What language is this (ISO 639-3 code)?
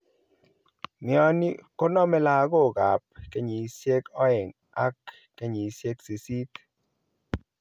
kln